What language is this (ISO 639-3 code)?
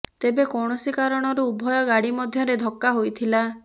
ori